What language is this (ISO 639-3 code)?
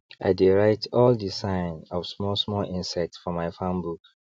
pcm